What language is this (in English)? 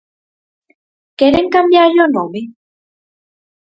Galician